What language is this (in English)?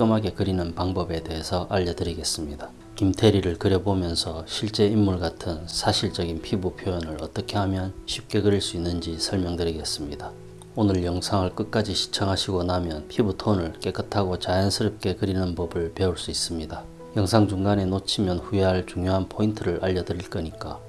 Korean